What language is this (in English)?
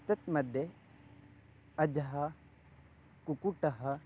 Sanskrit